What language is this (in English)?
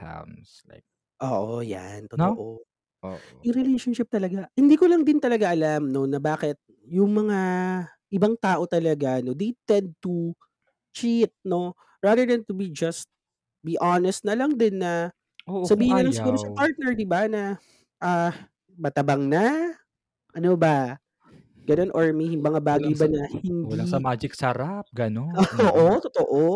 Filipino